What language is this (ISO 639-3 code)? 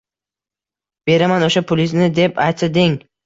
uzb